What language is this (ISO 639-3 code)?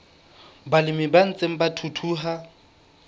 sot